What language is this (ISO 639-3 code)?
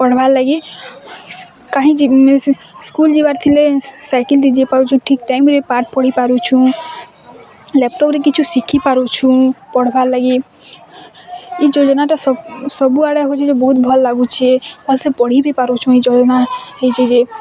ori